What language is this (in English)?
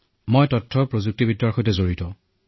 Assamese